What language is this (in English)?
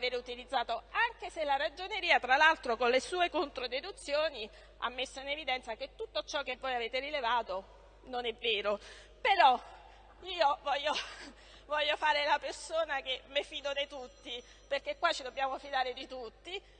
Italian